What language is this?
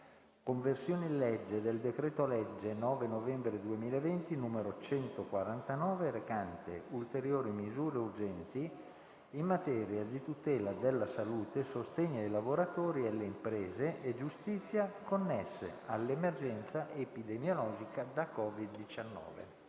Italian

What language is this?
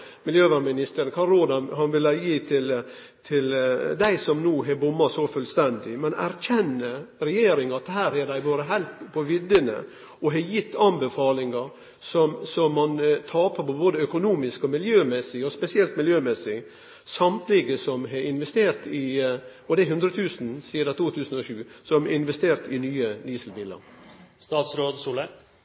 Norwegian Nynorsk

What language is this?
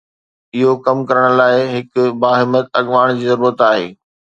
Sindhi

